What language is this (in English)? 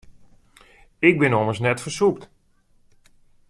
Western Frisian